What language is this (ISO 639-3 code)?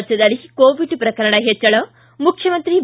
kan